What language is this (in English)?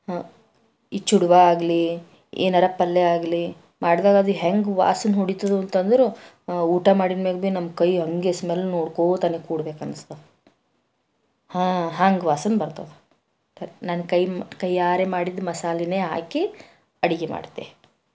Kannada